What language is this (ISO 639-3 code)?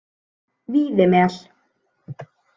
isl